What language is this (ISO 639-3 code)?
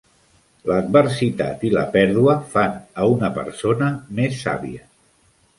cat